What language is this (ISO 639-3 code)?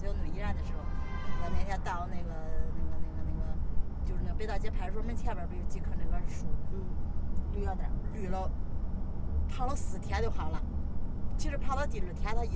zho